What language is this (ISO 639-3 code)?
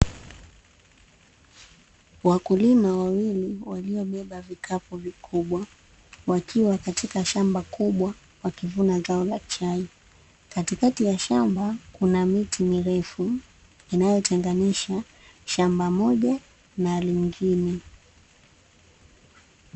swa